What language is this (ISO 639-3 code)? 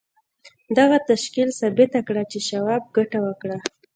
pus